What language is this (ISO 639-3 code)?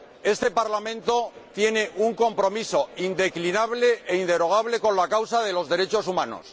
spa